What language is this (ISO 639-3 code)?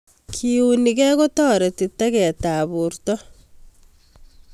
kln